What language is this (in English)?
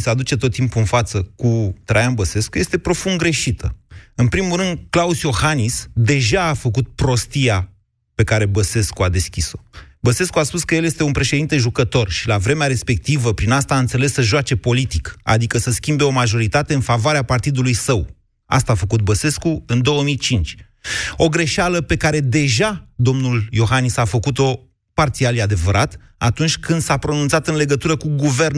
Romanian